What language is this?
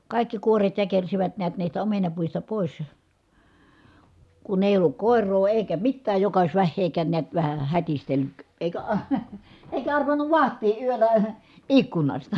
Finnish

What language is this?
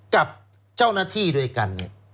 Thai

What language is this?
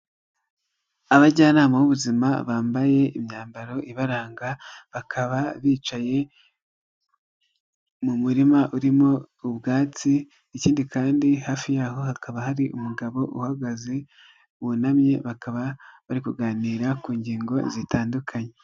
Kinyarwanda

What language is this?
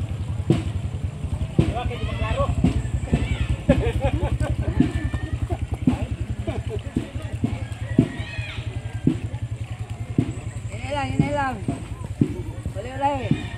Filipino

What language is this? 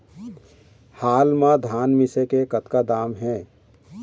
Chhattisgarhi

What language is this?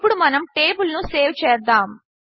Telugu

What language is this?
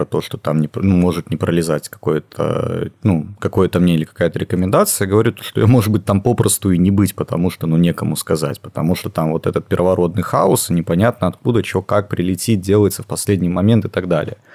Russian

